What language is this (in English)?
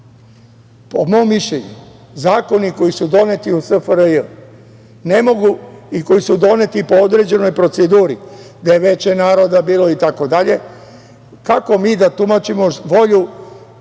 Serbian